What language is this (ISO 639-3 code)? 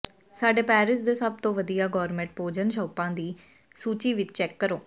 pan